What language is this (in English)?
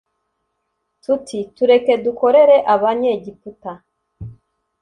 Kinyarwanda